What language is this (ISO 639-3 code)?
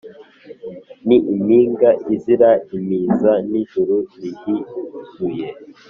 kin